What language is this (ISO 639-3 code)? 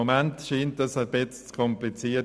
gsw